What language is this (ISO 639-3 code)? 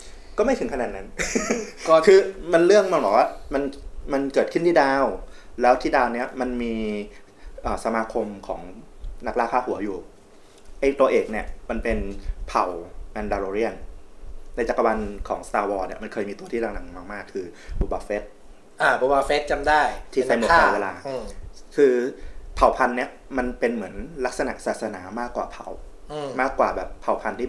tha